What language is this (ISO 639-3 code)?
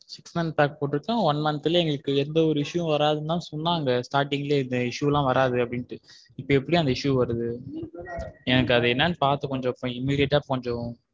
tam